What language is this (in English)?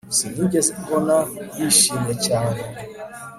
Kinyarwanda